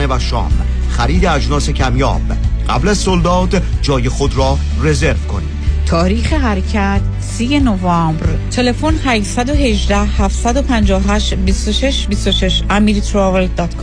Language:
Persian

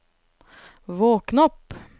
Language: Norwegian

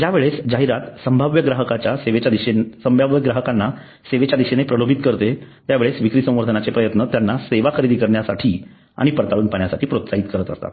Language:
Marathi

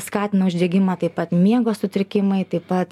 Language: Lithuanian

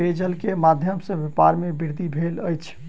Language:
Maithili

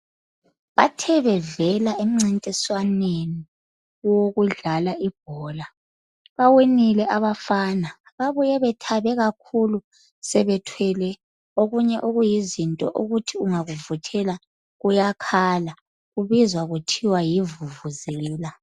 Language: North Ndebele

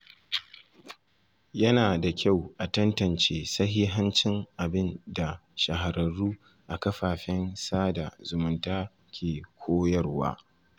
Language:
Hausa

